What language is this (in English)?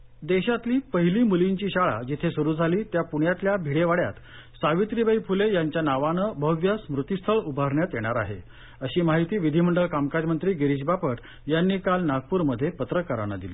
Marathi